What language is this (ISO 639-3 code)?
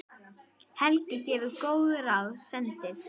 isl